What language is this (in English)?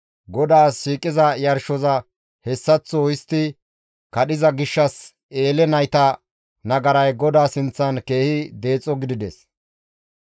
Gamo